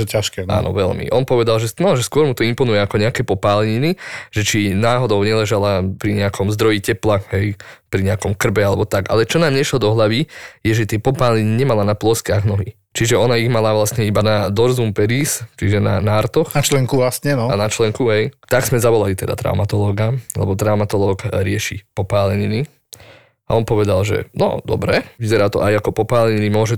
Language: Slovak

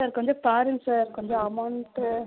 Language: Tamil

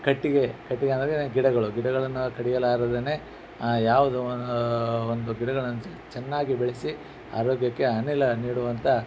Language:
Kannada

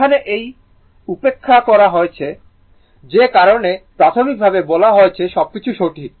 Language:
Bangla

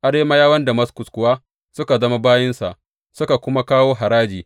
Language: Hausa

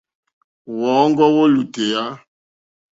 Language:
Mokpwe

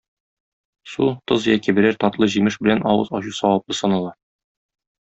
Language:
Tatar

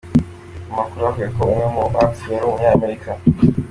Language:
Kinyarwanda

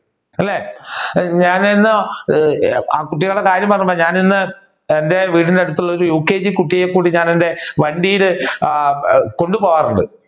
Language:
Malayalam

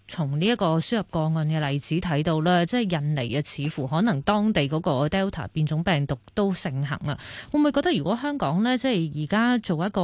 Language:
Chinese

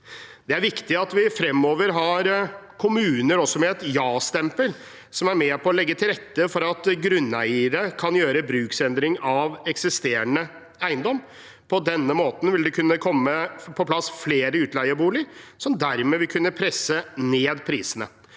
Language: Norwegian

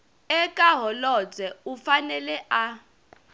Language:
Tsonga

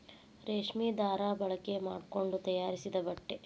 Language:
Kannada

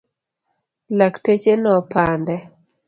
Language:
Luo (Kenya and Tanzania)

